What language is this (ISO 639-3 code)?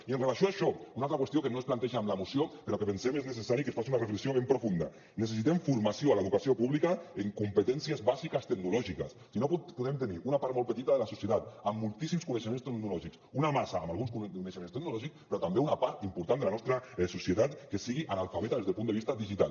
cat